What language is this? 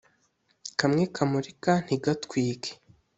Kinyarwanda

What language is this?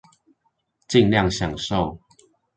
Chinese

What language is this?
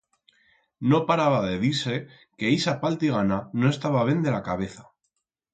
Aragonese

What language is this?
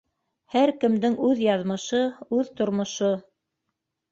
Bashkir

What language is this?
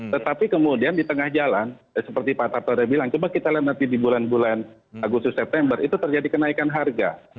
Indonesian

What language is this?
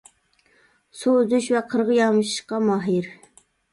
Uyghur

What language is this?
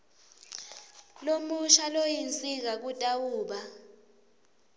Swati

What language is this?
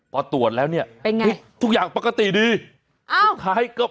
Thai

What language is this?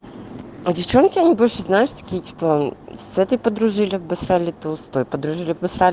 Russian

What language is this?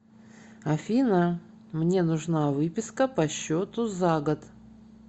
Russian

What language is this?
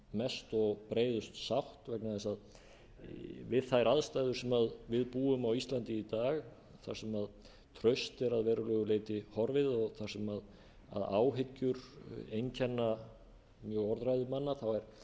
Icelandic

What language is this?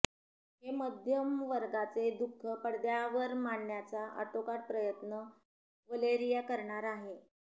Marathi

